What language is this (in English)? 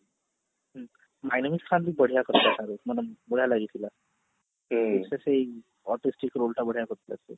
Odia